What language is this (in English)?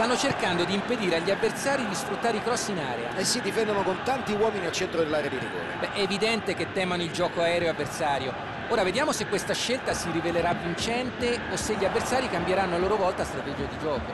Italian